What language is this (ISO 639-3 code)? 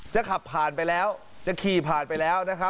tha